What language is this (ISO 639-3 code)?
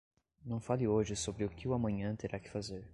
por